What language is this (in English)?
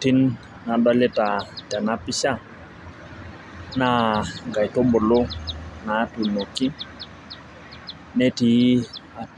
Masai